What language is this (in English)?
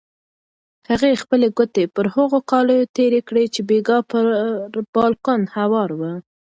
Pashto